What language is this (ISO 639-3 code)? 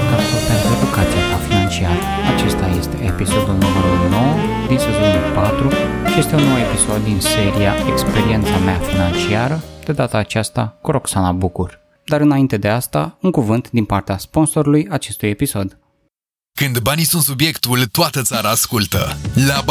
ron